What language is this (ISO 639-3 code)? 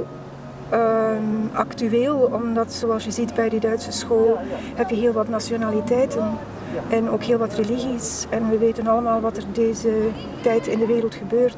nld